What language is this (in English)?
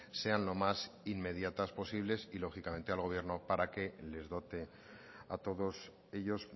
Spanish